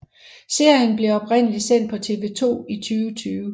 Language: Danish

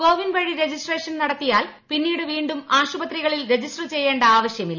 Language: Malayalam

